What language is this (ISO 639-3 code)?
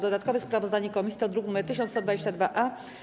pol